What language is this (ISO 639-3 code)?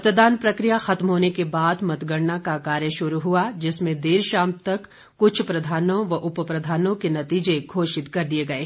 hin